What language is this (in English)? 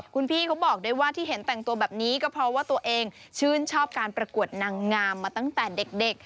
Thai